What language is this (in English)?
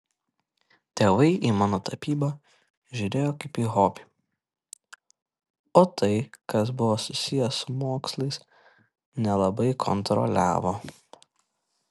Lithuanian